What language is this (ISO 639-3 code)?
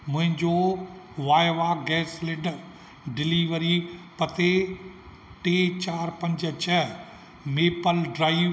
snd